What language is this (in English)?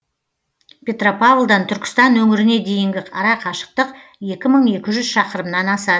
Kazakh